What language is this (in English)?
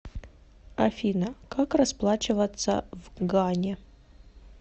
Russian